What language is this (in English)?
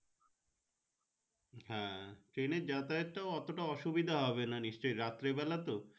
Bangla